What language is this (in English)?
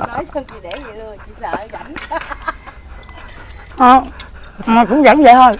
Vietnamese